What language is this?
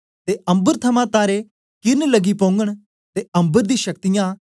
Dogri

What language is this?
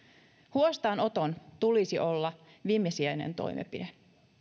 Finnish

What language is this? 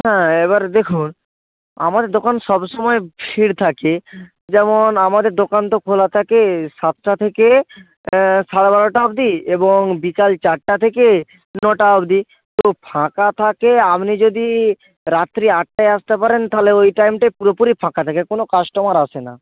Bangla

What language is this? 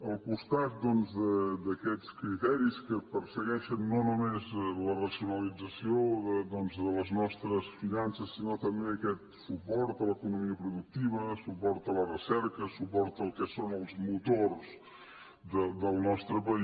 Catalan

